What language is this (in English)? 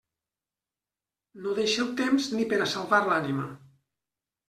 Catalan